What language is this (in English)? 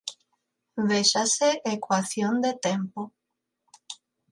Galician